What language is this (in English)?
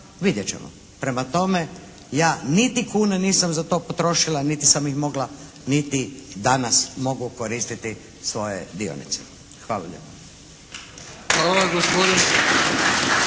Croatian